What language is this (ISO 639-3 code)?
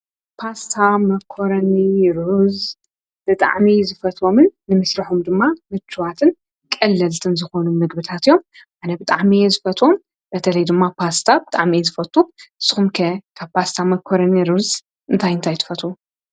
tir